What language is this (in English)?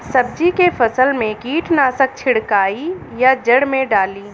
Bhojpuri